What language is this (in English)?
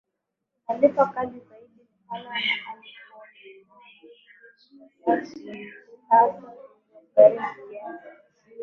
Swahili